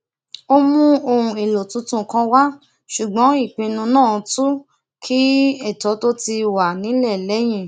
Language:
Yoruba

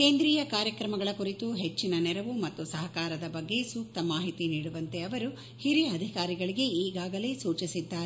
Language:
Kannada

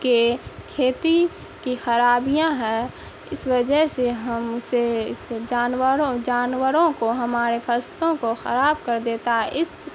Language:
Urdu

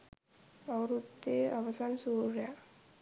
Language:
Sinhala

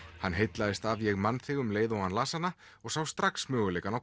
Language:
Icelandic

